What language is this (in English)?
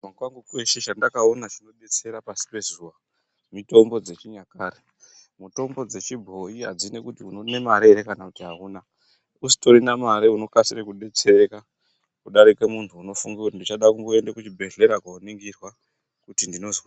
Ndau